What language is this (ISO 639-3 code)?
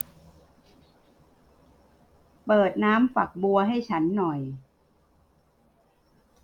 tha